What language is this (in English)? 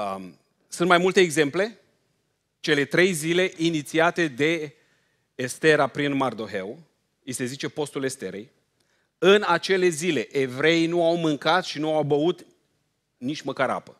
Romanian